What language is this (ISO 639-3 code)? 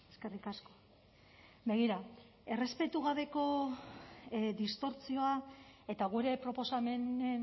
eus